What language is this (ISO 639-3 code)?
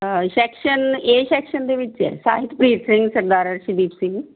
pan